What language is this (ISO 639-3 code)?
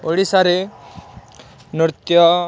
ori